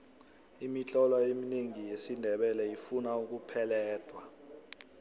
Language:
South Ndebele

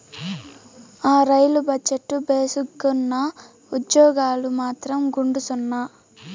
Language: Telugu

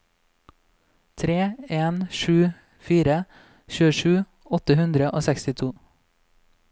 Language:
Norwegian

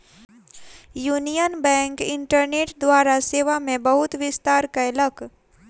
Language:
Maithili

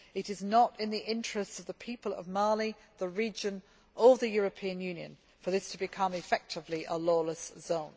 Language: English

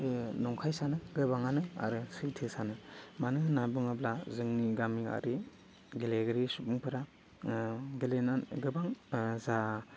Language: Bodo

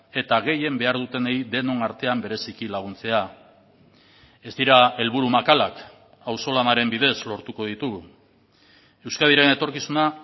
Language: Basque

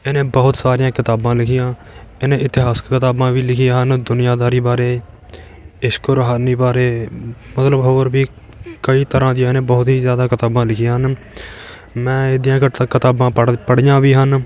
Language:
Punjabi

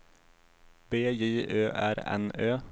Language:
Swedish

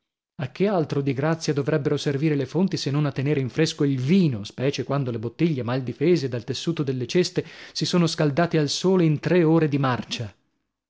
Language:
Italian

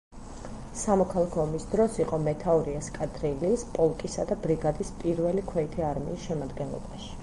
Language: Georgian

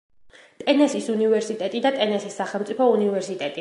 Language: Georgian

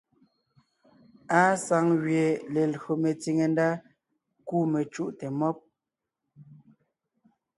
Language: Ngiemboon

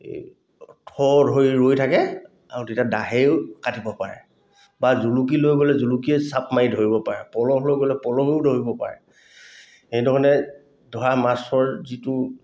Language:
Assamese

